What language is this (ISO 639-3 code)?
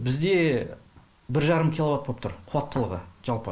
kaz